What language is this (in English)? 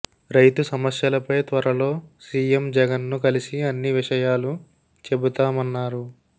Telugu